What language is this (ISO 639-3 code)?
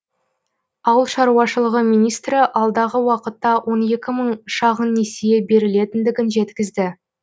kaz